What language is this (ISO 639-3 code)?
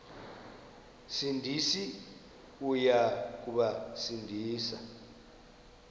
xho